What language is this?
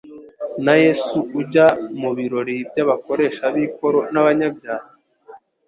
Kinyarwanda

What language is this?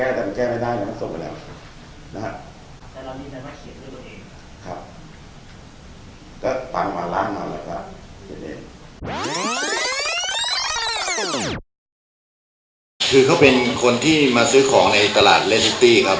Thai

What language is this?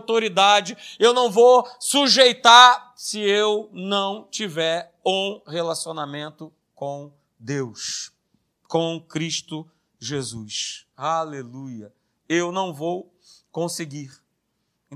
Portuguese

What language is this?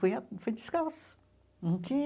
Portuguese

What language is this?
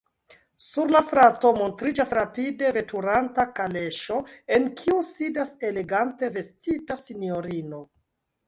Esperanto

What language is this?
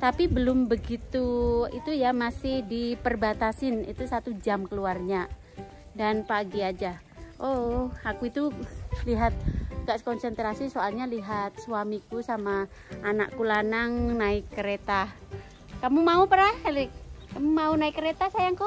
Indonesian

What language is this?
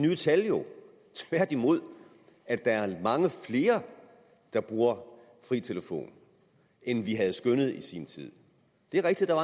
Danish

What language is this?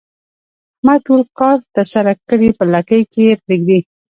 Pashto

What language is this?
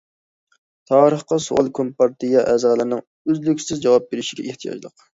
Uyghur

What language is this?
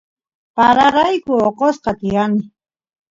Santiago del Estero Quichua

